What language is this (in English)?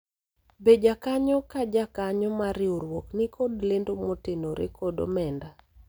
Luo (Kenya and Tanzania)